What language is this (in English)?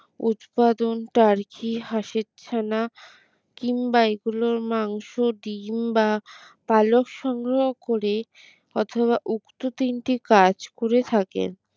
Bangla